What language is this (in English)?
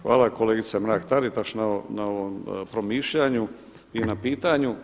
Croatian